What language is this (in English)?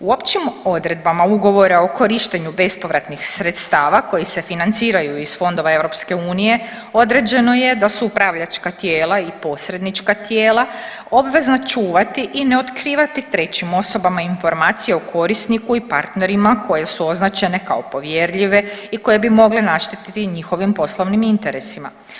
Croatian